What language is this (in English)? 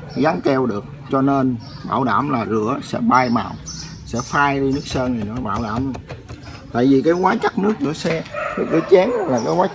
Vietnamese